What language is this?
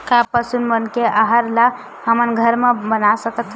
Chhattisgarhi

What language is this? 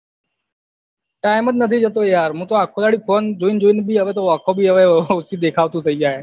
Gujarati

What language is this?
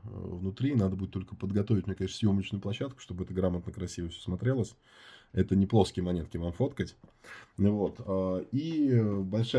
Russian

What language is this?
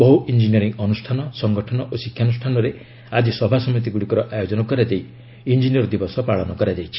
Odia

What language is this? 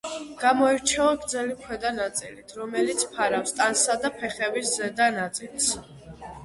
Georgian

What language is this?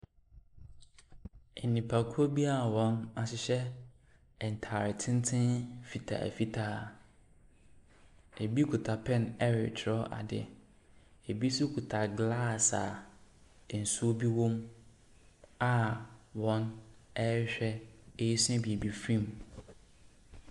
Akan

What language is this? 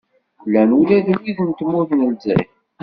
Kabyle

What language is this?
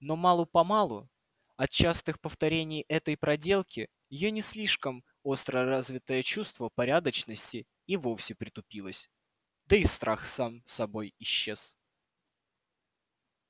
Russian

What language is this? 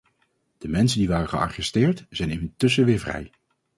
Dutch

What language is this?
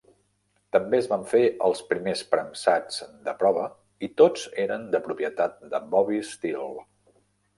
Catalan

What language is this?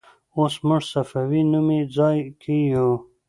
Pashto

